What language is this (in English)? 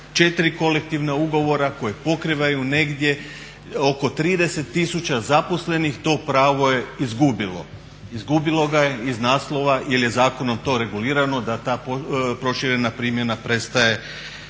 Croatian